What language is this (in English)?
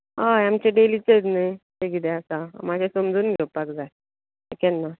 Konkani